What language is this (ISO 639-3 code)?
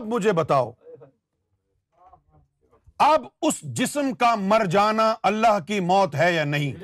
urd